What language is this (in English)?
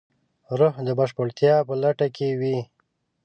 Pashto